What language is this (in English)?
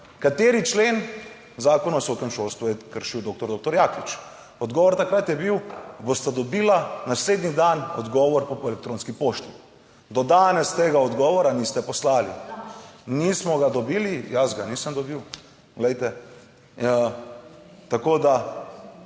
Slovenian